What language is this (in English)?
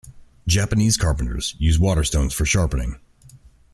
English